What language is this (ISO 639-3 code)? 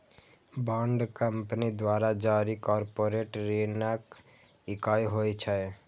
mai